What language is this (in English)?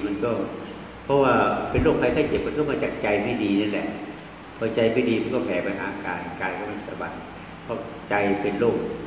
Thai